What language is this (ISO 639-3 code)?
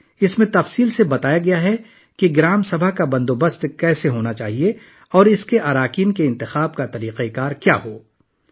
urd